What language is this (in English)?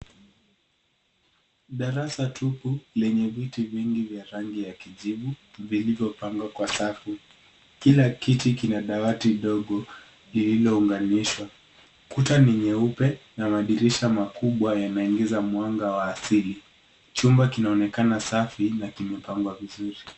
Swahili